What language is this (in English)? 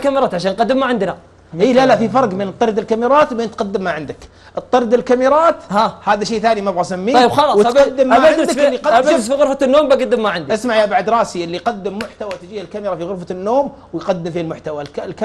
Arabic